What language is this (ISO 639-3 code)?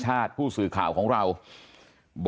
tha